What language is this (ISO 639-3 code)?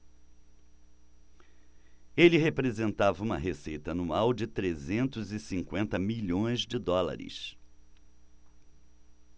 por